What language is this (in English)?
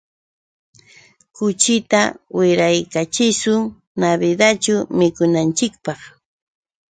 Yauyos Quechua